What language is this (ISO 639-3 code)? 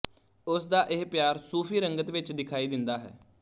pan